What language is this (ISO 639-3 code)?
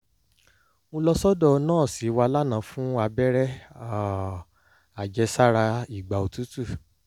yor